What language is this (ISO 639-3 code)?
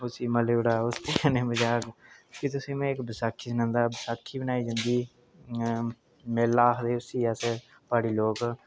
doi